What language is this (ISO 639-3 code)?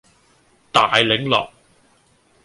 yue